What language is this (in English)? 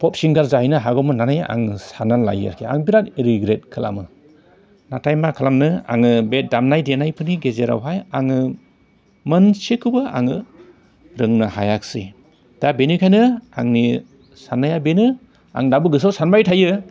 Bodo